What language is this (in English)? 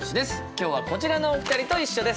Japanese